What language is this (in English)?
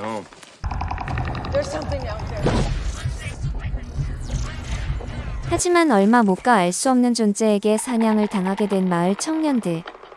Korean